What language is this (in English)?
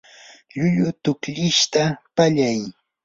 Yanahuanca Pasco Quechua